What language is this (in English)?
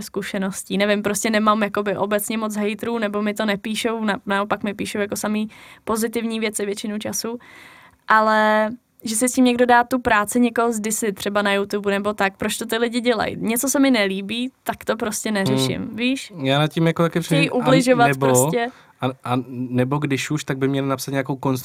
Czech